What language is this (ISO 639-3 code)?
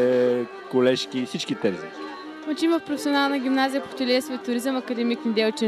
bul